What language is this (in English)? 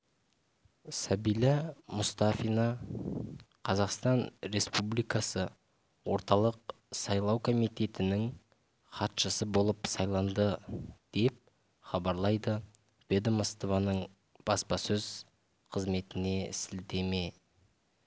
Kazakh